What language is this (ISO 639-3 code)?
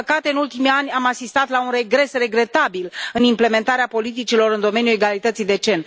ron